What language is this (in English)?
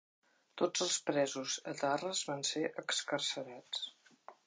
Catalan